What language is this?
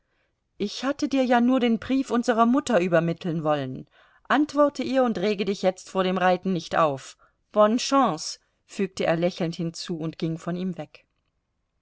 German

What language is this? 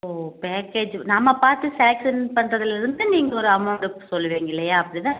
Tamil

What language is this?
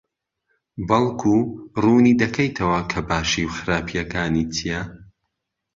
Central Kurdish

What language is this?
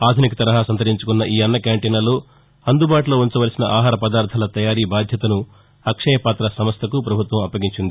Telugu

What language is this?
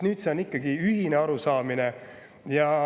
Estonian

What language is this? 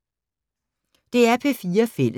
Danish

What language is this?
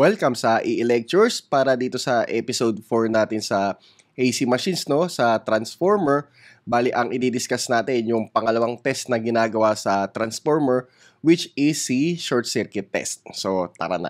Filipino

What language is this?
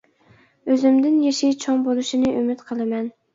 Uyghur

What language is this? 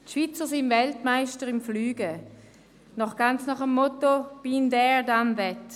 Swiss German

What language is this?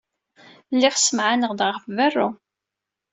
Kabyle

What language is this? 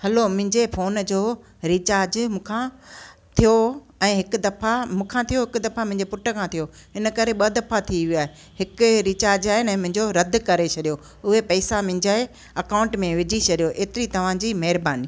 Sindhi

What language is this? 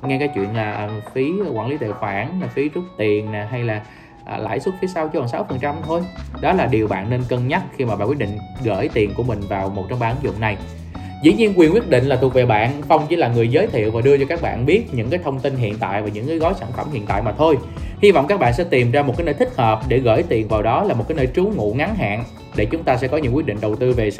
Vietnamese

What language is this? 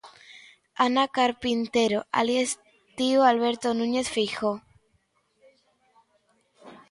Galician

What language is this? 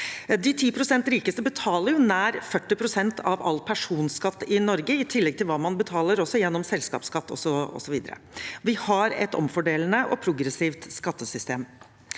Norwegian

